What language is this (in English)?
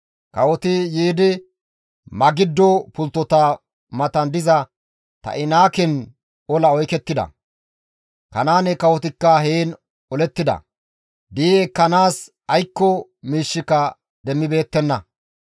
Gamo